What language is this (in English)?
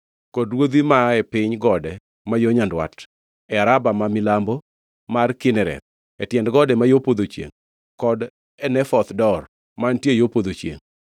Luo (Kenya and Tanzania)